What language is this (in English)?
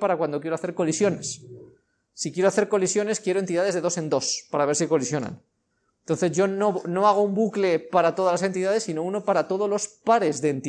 Spanish